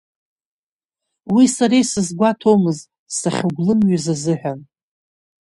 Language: Abkhazian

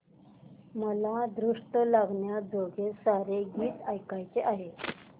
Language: Marathi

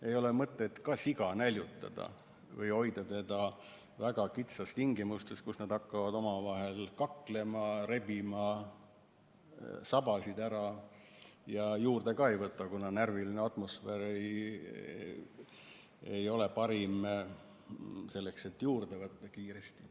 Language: Estonian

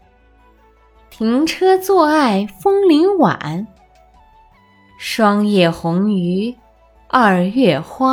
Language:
Chinese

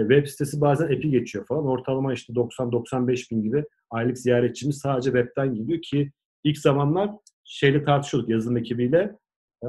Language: Turkish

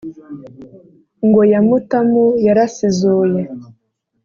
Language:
Kinyarwanda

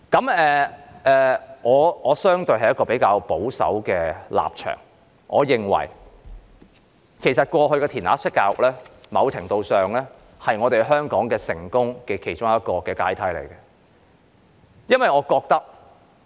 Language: Cantonese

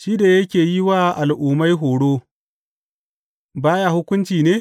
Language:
Hausa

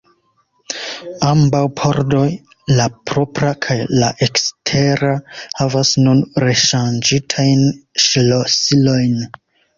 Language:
Esperanto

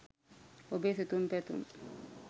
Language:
Sinhala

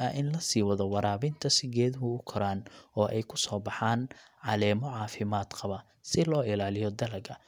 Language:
Somali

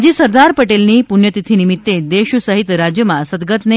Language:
Gujarati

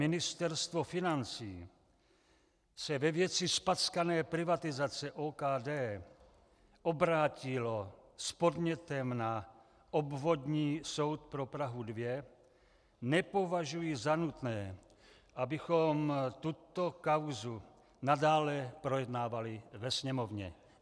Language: Czech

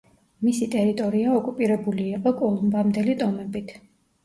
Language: Georgian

